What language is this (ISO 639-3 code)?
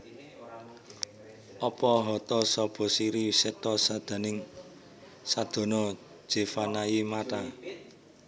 jav